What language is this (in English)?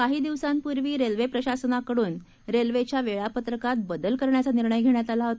Marathi